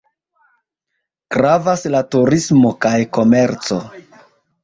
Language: Esperanto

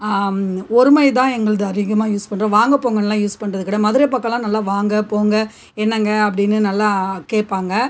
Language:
Tamil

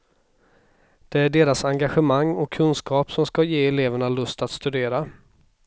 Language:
Swedish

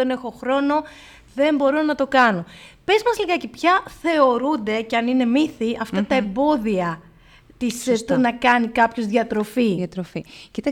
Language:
Greek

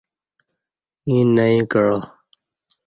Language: Kati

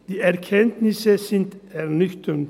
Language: Swiss German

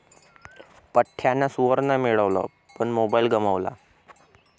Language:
Marathi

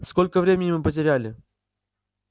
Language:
Russian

